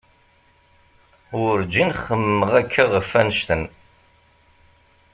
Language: Kabyle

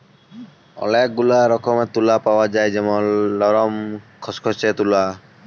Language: Bangla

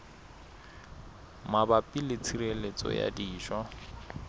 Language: Southern Sotho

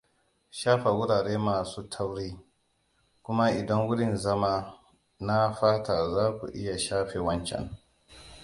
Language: Hausa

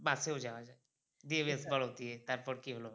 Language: Bangla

